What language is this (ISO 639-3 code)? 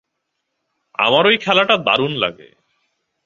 ben